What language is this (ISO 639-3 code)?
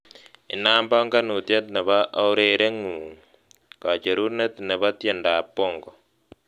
kln